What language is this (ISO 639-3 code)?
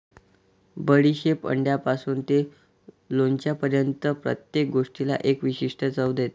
mar